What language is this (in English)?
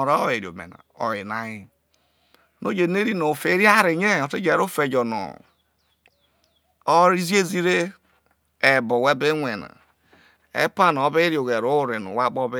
Isoko